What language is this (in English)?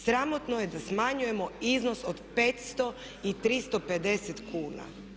Croatian